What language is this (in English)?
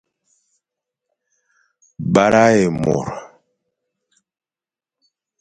Fang